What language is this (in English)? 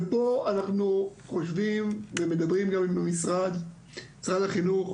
Hebrew